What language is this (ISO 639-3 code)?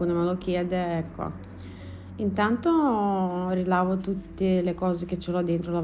ita